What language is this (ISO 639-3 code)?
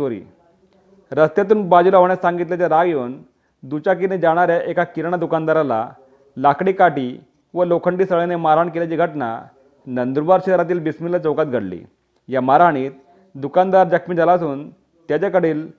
mar